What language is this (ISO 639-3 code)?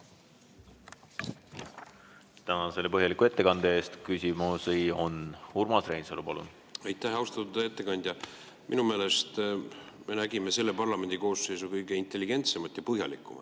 est